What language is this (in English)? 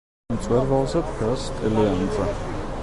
Georgian